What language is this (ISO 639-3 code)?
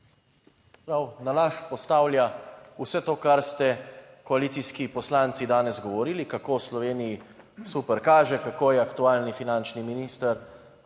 slv